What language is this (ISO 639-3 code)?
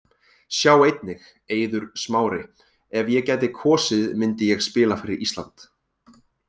isl